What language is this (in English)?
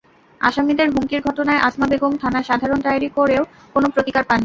Bangla